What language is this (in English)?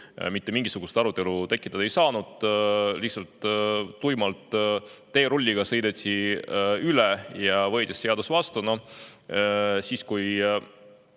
Estonian